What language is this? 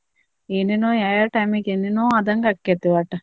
Kannada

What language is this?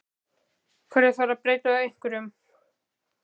Icelandic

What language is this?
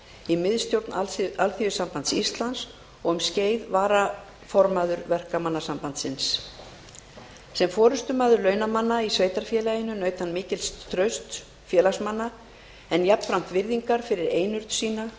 Icelandic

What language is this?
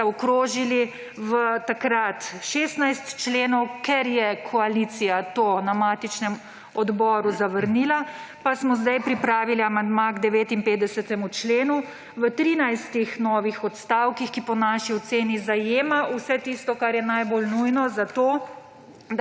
Slovenian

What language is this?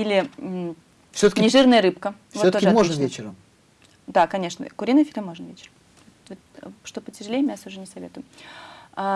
Russian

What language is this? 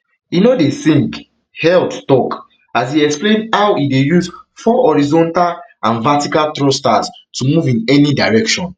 Nigerian Pidgin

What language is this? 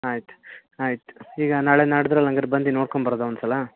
Kannada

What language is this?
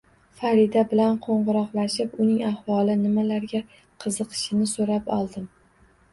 Uzbek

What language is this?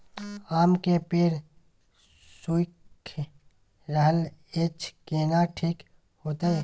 Maithili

